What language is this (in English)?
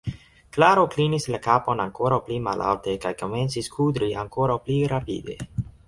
Esperanto